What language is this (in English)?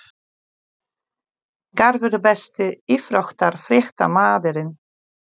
Icelandic